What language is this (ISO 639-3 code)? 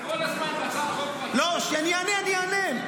heb